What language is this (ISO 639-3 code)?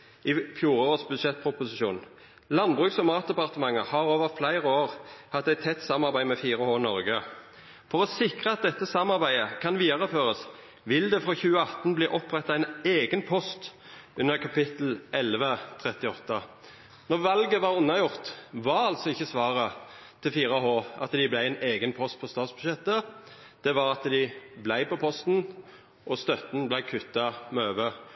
nno